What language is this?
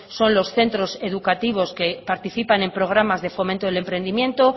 Spanish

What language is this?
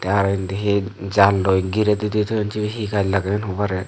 Chakma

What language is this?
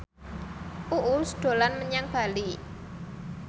Javanese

